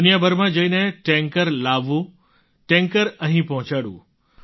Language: Gujarati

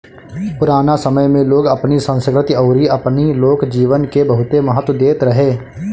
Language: Bhojpuri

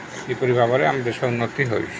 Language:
Odia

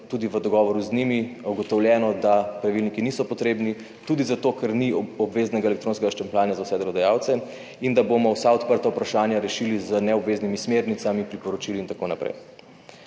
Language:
Slovenian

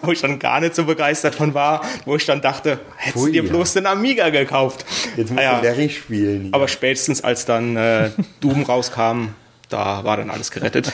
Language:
German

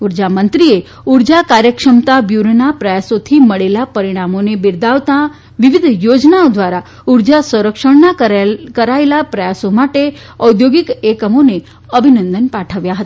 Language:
Gujarati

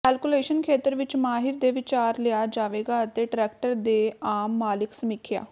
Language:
Punjabi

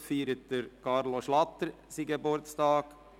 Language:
Swiss German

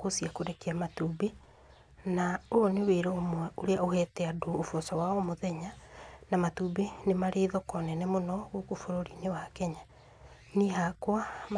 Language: Kikuyu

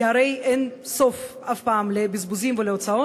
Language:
Hebrew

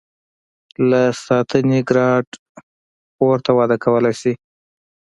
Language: Pashto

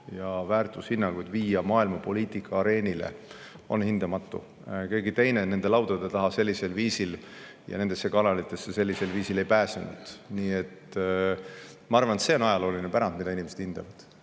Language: Estonian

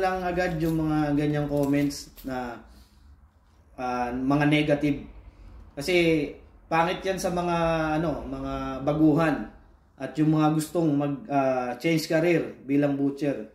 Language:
Filipino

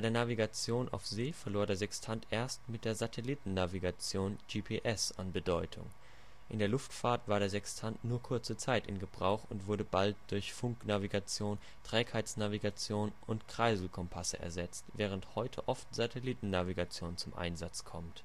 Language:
German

